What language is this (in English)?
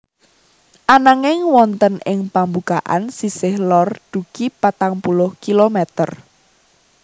Javanese